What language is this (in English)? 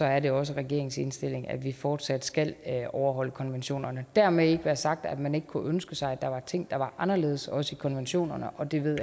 Danish